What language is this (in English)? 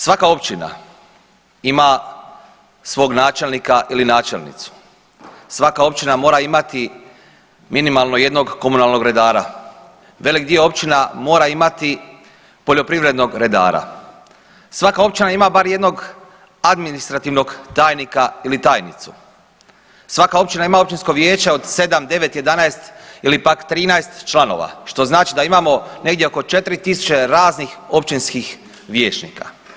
Croatian